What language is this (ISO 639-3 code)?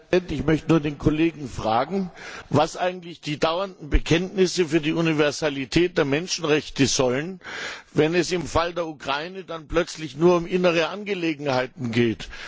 deu